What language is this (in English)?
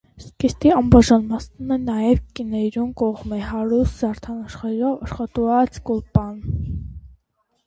Armenian